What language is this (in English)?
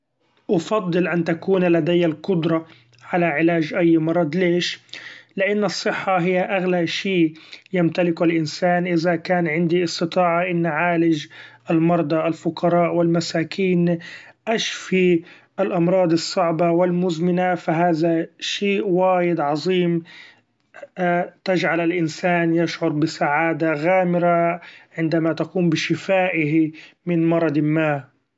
Gulf Arabic